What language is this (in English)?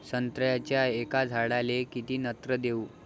Marathi